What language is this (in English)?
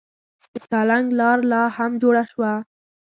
Pashto